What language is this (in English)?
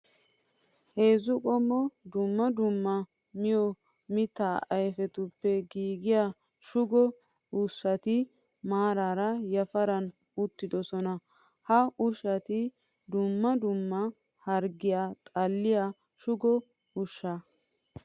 Wolaytta